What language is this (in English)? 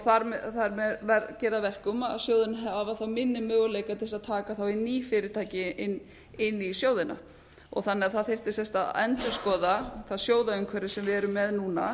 Icelandic